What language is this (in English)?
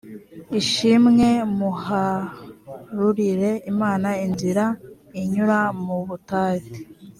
Kinyarwanda